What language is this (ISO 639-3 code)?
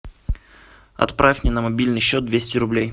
rus